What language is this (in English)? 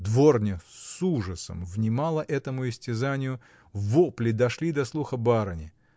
Russian